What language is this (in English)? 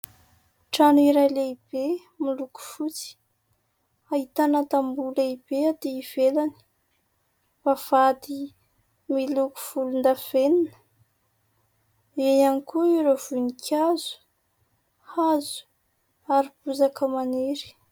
Malagasy